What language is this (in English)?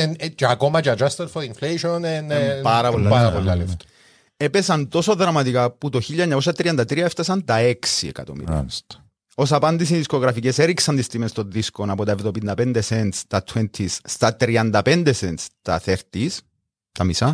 Greek